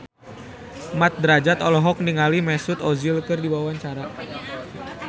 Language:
Sundanese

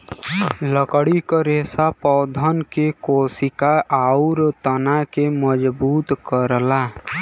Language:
Bhojpuri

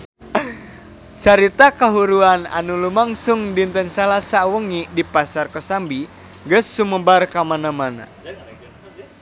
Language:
Sundanese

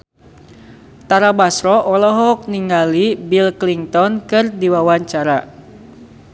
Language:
Sundanese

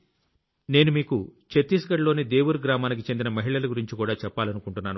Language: Telugu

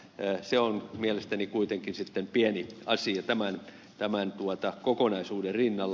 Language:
Finnish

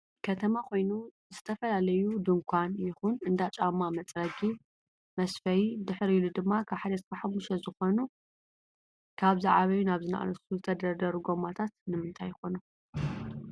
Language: Tigrinya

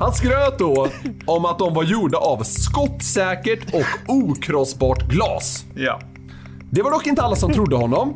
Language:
Swedish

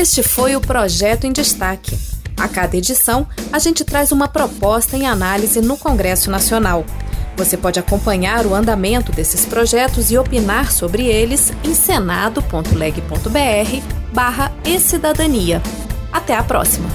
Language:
Portuguese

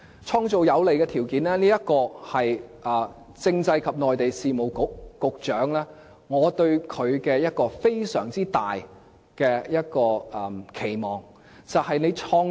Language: Cantonese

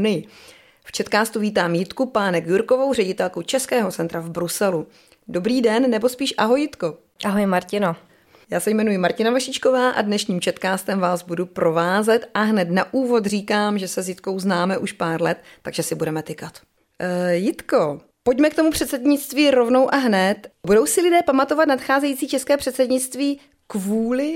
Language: Czech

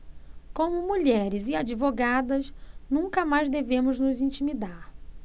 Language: Portuguese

